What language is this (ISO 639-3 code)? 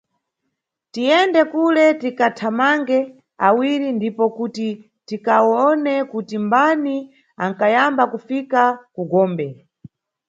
nyu